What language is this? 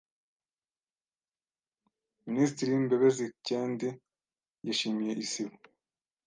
Kinyarwanda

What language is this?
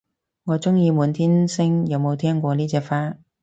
Cantonese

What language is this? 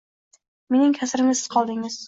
Uzbek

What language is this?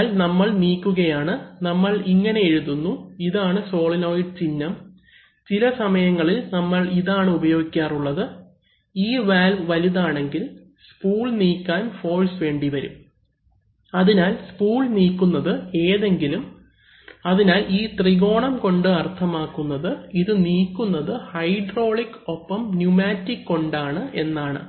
Malayalam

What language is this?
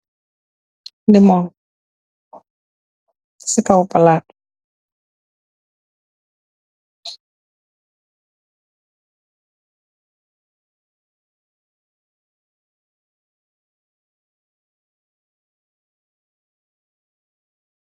Wolof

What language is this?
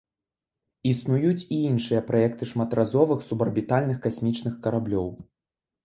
Belarusian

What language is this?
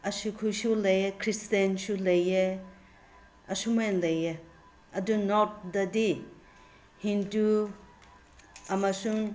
Manipuri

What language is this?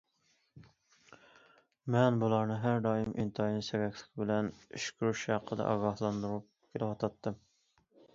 Uyghur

